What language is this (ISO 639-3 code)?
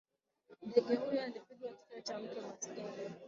swa